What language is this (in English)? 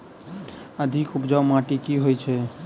Maithili